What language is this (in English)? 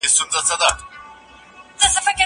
Pashto